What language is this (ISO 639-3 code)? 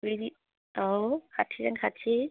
brx